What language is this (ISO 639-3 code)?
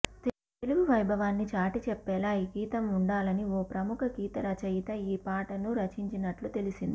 tel